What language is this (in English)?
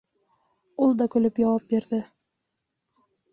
Bashkir